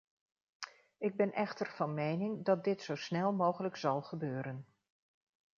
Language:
Dutch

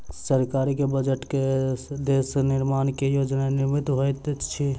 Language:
Maithili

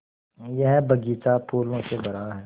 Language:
Hindi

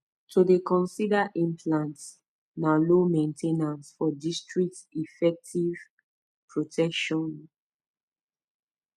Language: Nigerian Pidgin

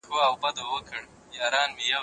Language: Pashto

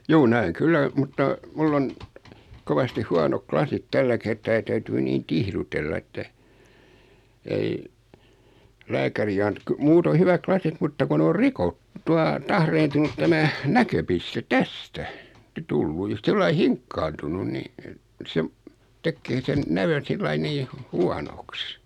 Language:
Finnish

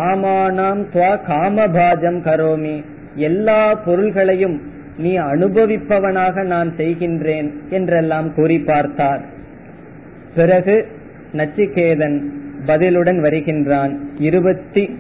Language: Tamil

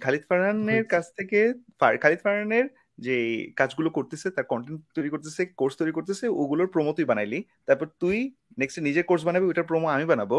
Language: Bangla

